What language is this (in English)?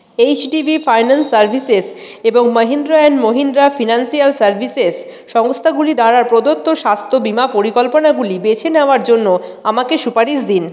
Bangla